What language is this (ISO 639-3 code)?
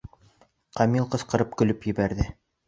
bak